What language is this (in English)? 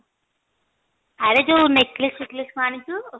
Odia